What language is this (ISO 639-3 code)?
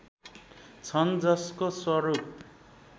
nep